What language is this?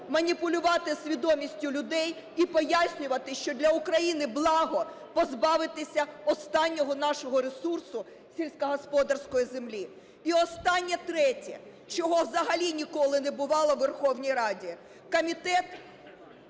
Ukrainian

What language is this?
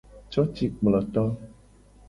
Gen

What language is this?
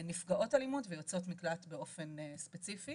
Hebrew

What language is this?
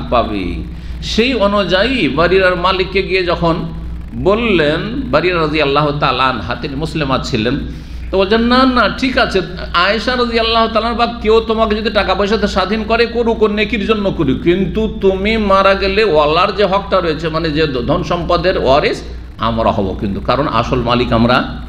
Indonesian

